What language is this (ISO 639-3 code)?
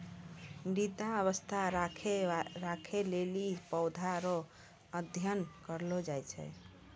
mai